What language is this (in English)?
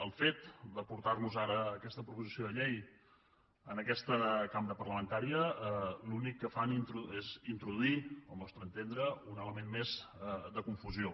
Catalan